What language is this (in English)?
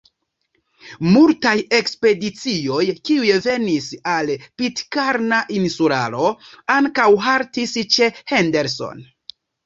Esperanto